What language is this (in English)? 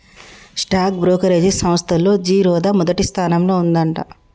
Telugu